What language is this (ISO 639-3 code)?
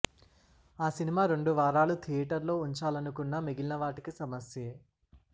tel